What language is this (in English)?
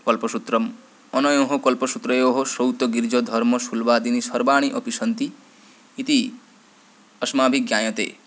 Sanskrit